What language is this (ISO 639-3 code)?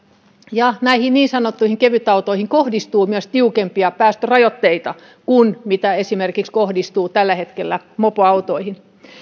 fin